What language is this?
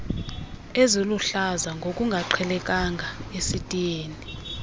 Xhosa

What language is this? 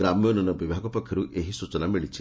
Odia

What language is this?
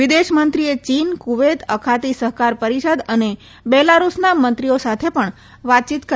Gujarati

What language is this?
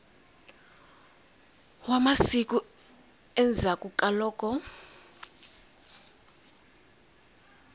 Tsonga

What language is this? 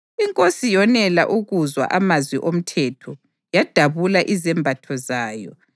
North Ndebele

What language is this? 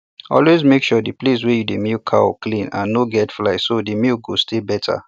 Nigerian Pidgin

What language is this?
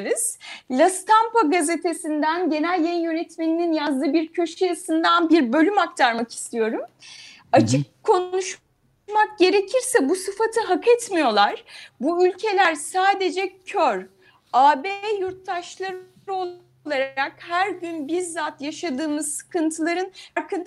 Turkish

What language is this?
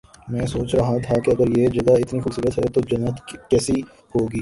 Urdu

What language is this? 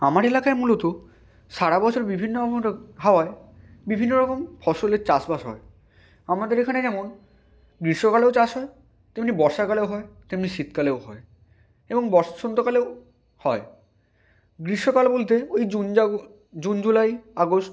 Bangla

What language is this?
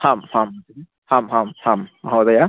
Sanskrit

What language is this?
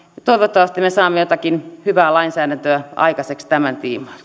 Finnish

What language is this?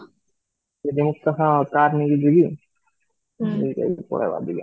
Odia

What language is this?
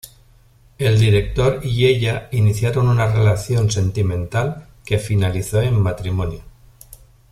Spanish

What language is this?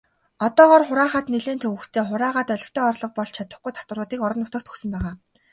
Mongolian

